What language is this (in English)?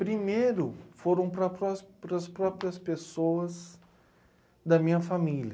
Portuguese